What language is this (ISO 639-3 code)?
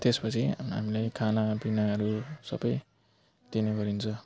nep